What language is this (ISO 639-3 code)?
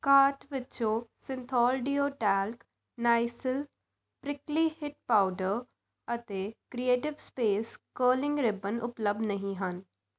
pan